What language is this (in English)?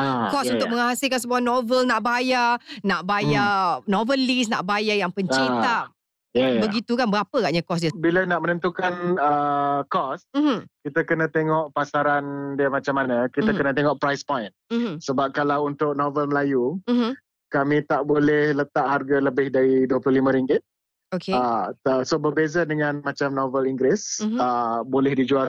Malay